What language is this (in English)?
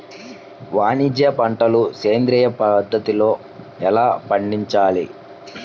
Telugu